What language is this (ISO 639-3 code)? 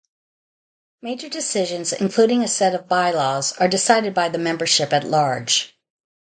eng